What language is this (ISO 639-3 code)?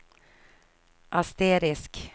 swe